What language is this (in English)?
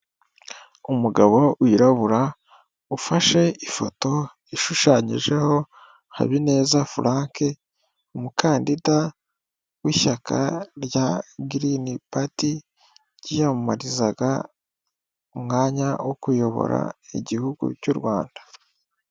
Kinyarwanda